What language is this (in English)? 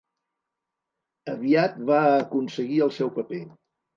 Catalan